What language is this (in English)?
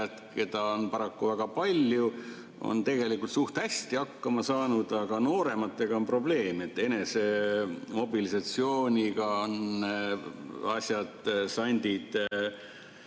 Estonian